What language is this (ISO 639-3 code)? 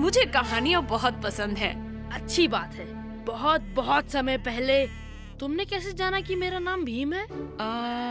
hin